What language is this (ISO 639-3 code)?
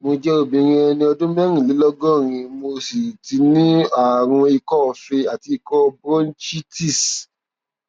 yor